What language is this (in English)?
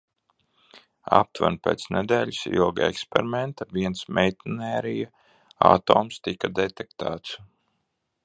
Latvian